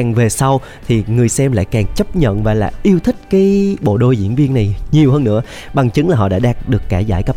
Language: Vietnamese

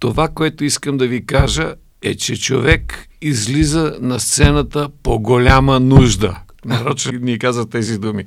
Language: Bulgarian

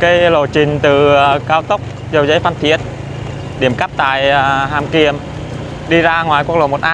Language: Vietnamese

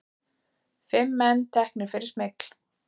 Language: Icelandic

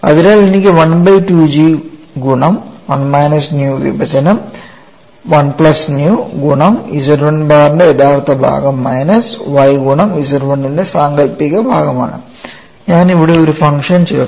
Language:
Malayalam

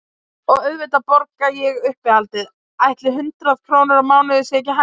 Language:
Icelandic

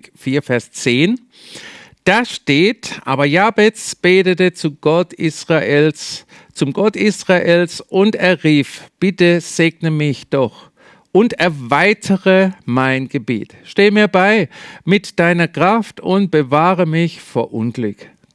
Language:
German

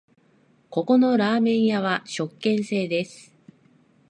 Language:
Japanese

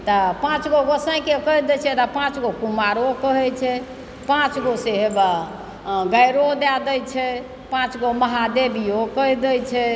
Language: Maithili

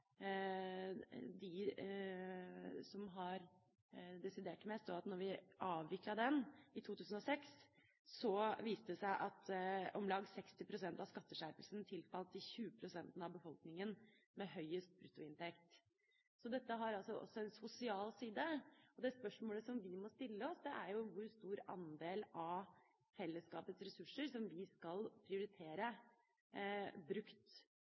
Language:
Norwegian Bokmål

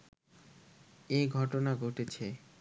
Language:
Bangla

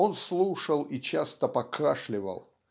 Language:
Russian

